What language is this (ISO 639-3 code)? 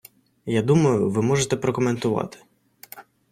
ukr